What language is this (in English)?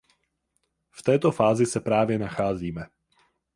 Czech